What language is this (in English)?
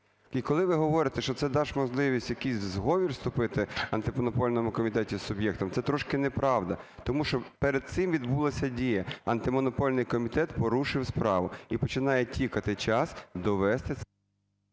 Ukrainian